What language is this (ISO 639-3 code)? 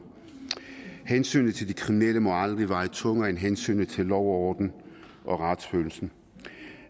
dan